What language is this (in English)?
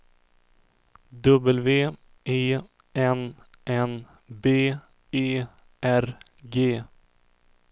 Swedish